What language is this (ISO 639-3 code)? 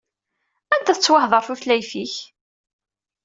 kab